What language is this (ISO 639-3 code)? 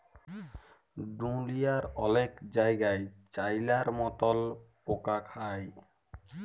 ben